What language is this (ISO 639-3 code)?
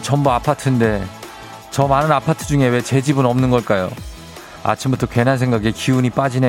kor